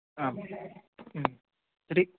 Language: Sanskrit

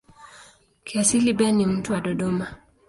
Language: Swahili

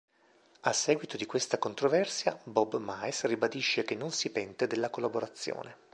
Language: Italian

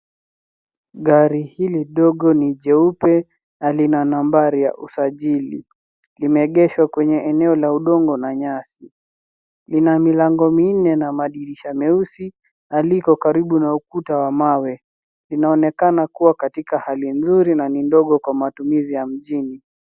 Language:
Swahili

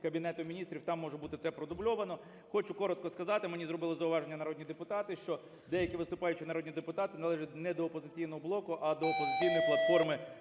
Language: Ukrainian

